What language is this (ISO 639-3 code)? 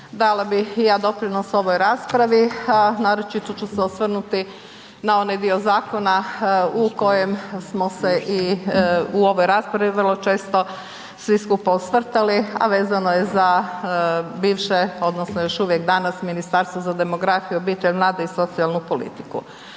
hrv